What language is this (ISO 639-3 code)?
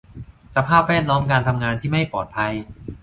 tha